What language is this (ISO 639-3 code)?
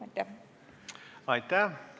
est